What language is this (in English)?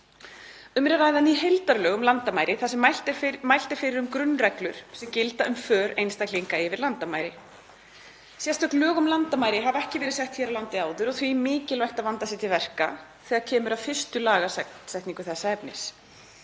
Icelandic